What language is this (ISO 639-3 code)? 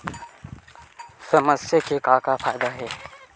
hne